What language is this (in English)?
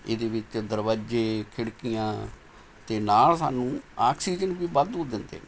Punjabi